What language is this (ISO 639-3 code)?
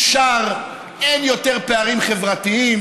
heb